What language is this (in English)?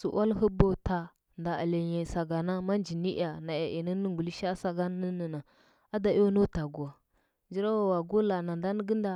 Huba